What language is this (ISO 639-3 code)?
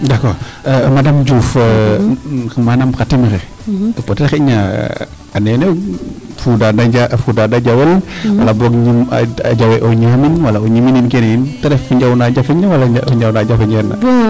srr